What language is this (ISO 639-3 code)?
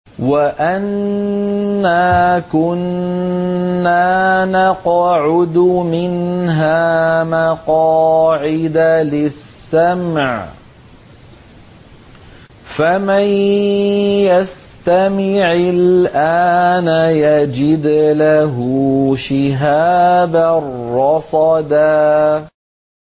ara